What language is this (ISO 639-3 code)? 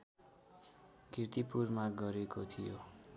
nep